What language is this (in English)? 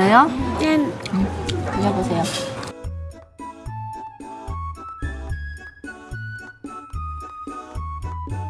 Korean